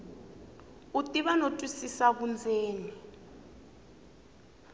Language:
Tsonga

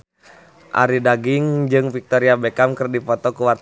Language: Sundanese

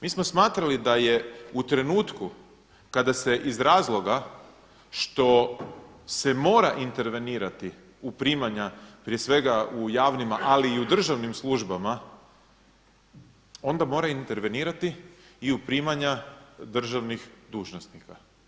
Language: Croatian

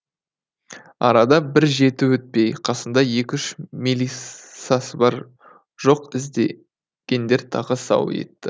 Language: Kazakh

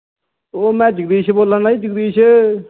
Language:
Dogri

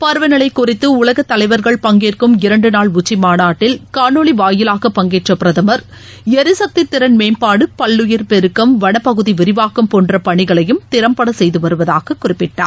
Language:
Tamil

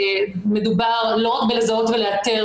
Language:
Hebrew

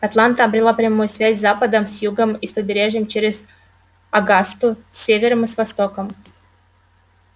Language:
Russian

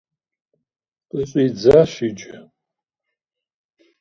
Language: Kabardian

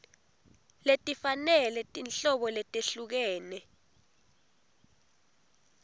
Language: Swati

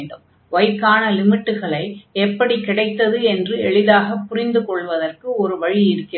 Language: Tamil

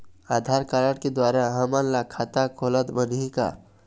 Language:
Chhattisgarhi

